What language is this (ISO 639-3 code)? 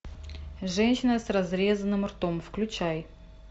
rus